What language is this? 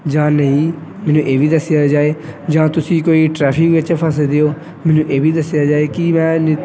Punjabi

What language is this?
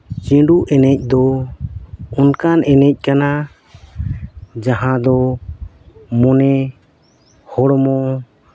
Santali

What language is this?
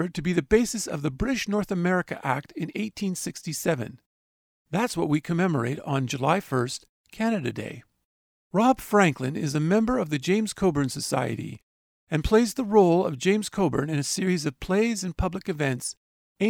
English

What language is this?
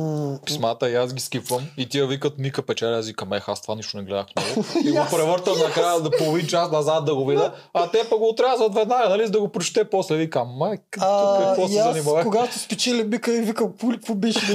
Bulgarian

